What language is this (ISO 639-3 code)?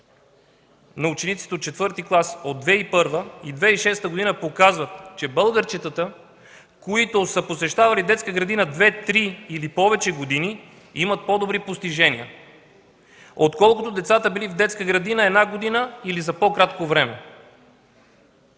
bul